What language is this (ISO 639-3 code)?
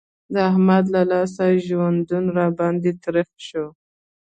pus